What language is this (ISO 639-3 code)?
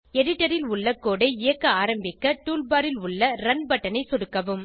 tam